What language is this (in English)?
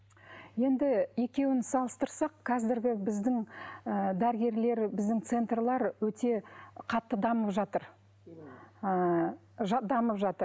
Kazakh